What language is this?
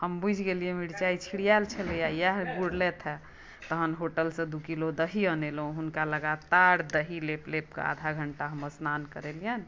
Maithili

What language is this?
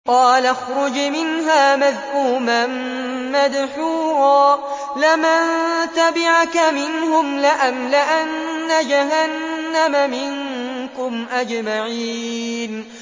Arabic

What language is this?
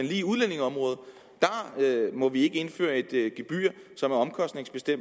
Danish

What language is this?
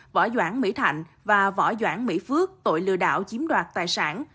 Vietnamese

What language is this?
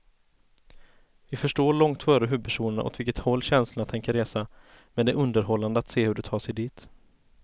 Swedish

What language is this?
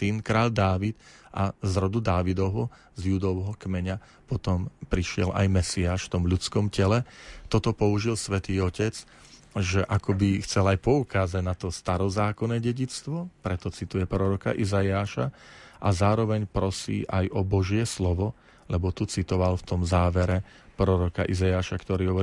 Slovak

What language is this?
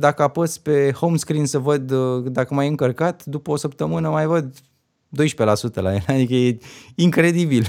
Romanian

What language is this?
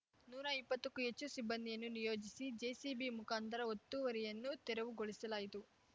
Kannada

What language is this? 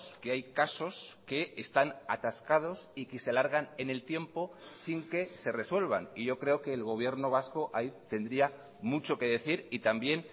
Spanish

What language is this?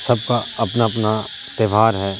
Urdu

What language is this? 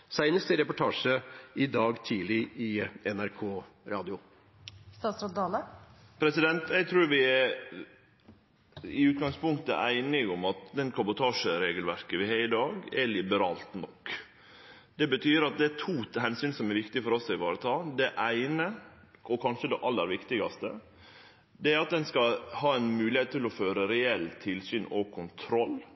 Norwegian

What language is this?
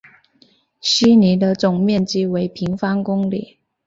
Chinese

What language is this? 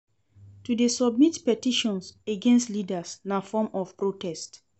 Nigerian Pidgin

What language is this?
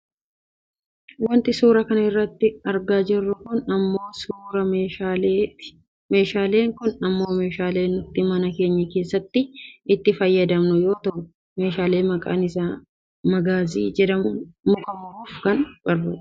Oromo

